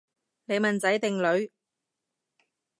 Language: Cantonese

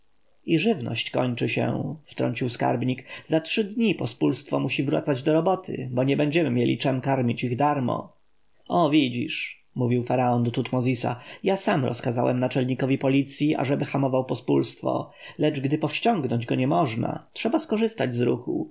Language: Polish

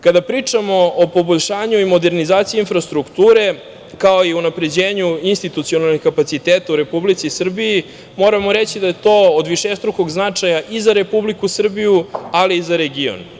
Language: Serbian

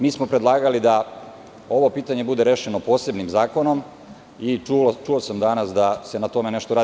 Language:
Serbian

